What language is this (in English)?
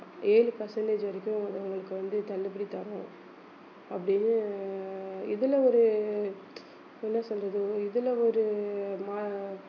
Tamil